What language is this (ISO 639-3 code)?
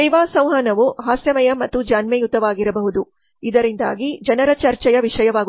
kan